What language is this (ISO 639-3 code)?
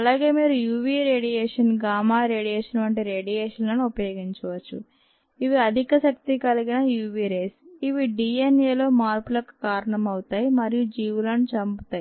tel